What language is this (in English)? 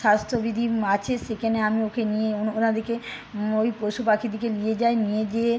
Bangla